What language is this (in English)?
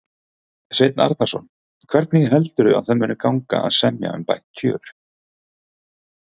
Icelandic